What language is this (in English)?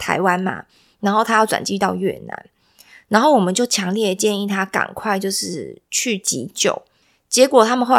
Chinese